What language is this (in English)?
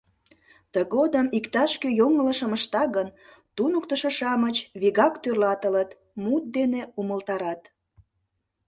Mari